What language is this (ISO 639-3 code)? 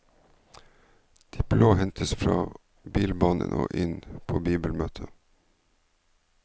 nor